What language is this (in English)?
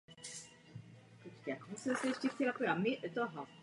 Czech